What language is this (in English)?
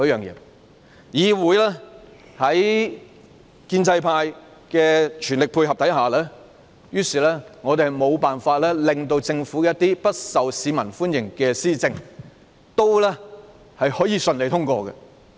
Cantonese